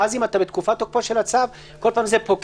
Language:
Hebrew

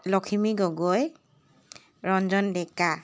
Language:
Assamese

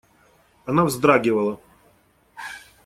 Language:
Russian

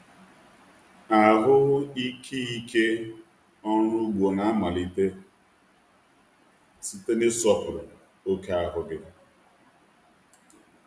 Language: Igbo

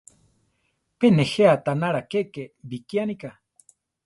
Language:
Central Tarahumara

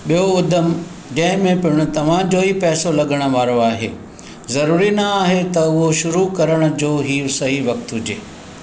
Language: Sindhi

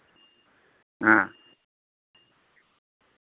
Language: Santali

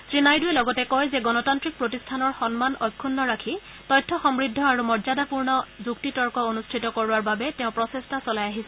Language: Assamese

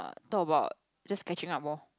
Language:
English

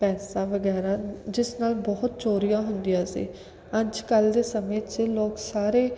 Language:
Punjabi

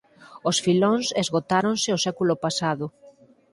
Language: Galician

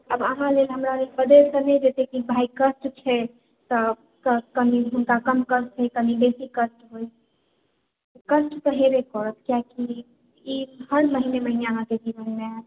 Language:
Maithili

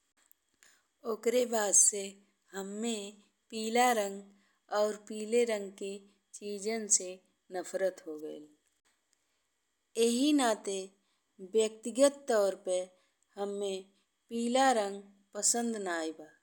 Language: Bhojpuri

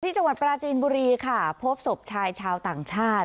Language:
Thai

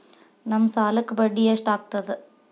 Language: Kannada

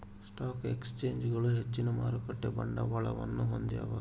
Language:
Kannada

